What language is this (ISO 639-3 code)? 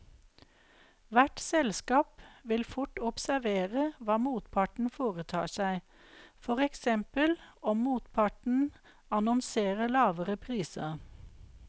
nor